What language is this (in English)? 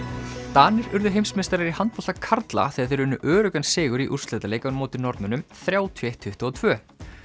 Icelandic